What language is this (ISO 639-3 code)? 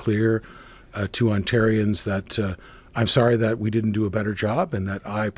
fil